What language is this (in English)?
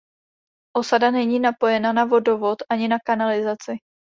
Czech